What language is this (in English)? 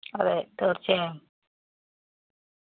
Malayalam